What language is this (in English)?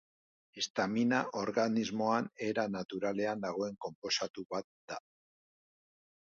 Basque